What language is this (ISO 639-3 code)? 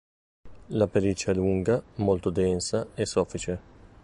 ita